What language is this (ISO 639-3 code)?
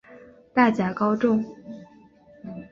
zho